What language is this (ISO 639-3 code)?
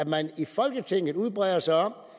dan